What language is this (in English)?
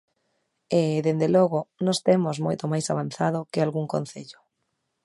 Galician